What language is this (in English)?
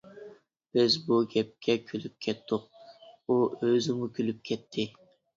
Uyghur